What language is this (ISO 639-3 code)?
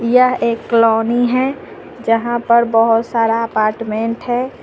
hin